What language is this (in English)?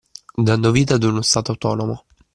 Italian